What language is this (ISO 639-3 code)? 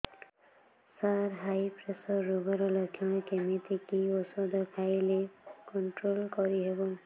ori